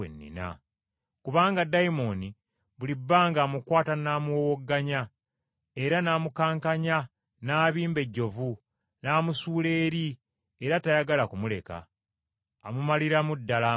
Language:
Ganda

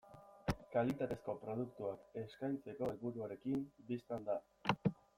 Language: Basque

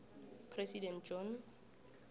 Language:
South Ndebele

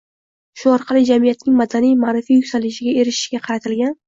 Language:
Uzbek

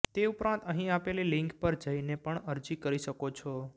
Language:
Gujarati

